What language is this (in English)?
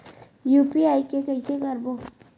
Chhattisgarhi